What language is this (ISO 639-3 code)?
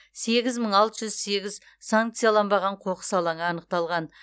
kaz